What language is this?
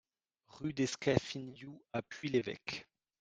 French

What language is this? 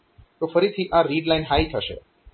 Gujarati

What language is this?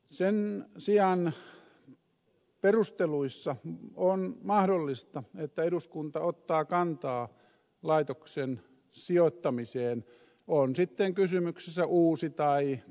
Finnish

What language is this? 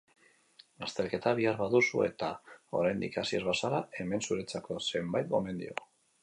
Basque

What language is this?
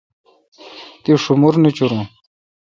Kalkoti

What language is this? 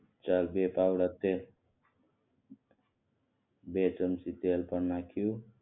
Gujarati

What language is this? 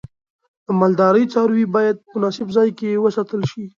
Pashto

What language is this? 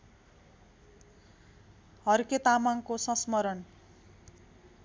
Nepali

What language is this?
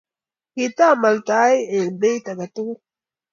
Kalenjin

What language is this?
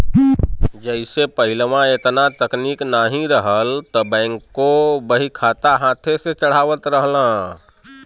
Bhojpuri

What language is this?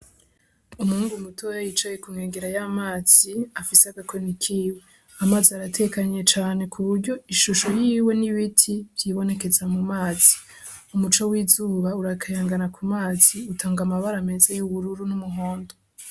Rundi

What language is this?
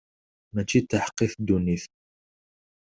Kabyle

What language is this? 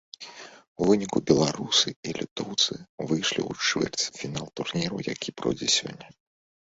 Belarusian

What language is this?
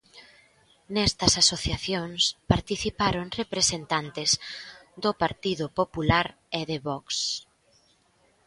Galician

